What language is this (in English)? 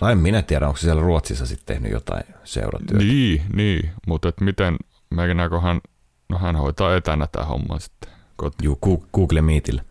Finnish